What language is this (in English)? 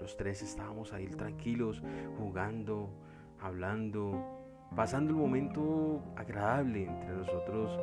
Spanish